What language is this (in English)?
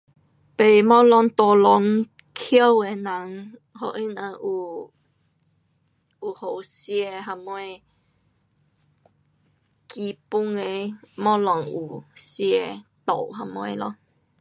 Pu-Xian Chinese